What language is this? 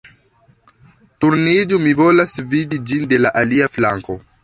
Esperanto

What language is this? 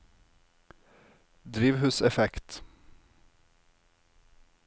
Norwegian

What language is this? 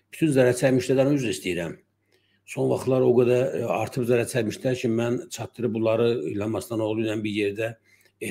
Turkish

